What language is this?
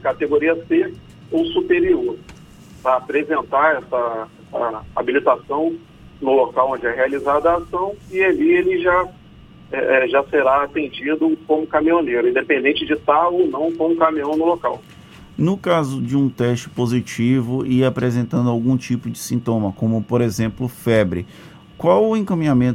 Portuguese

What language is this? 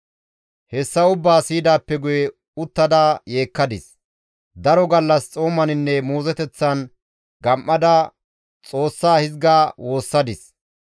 Gamo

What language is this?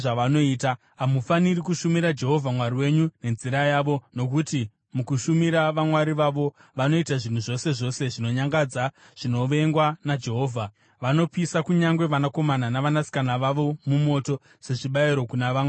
Shona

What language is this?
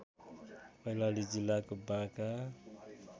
Nepali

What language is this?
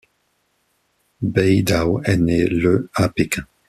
French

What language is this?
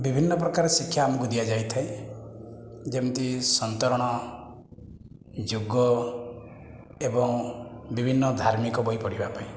Odia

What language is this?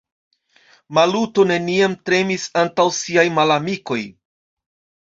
Esperanto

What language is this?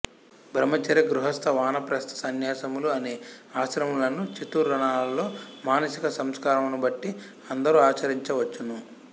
Telugu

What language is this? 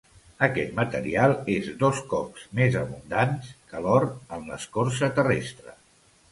Catalan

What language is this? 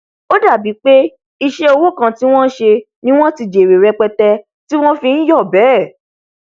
Yoruba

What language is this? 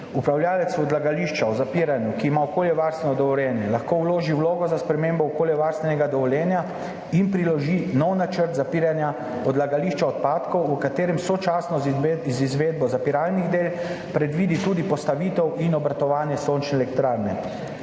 Slovenian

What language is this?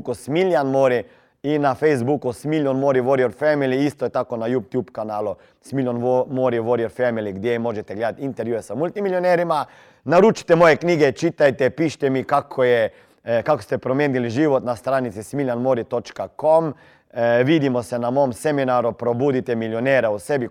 Croatian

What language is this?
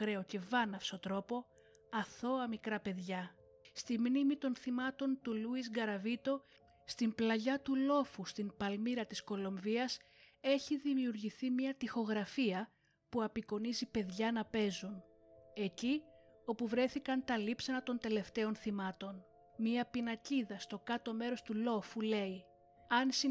Greek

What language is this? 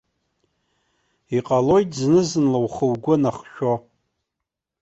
Abkhazian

